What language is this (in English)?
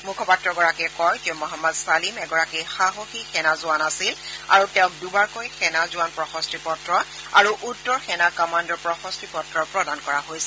Assamese